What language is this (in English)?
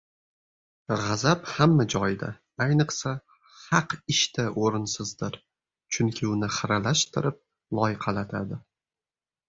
Uzbek